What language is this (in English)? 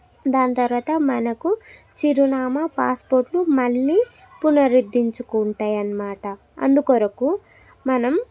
Telugu